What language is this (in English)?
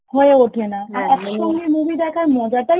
Bangla